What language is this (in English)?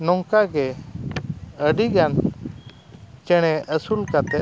Santali